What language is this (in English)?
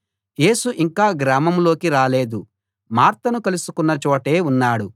Telugu